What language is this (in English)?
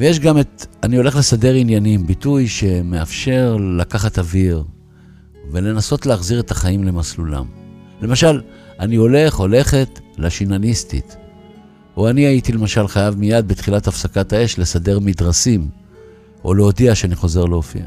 Hebrew